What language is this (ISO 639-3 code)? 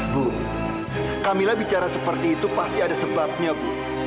ind